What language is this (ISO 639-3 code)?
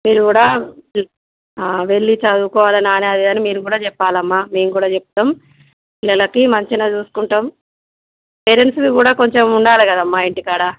tel